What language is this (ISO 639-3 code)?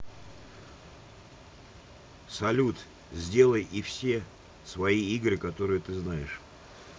rus